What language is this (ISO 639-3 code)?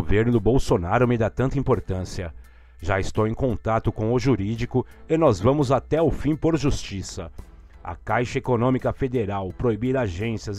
por